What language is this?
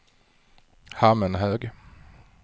Swedish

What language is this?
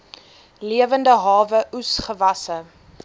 Afrikaans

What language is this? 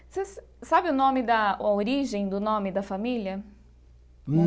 Portuguese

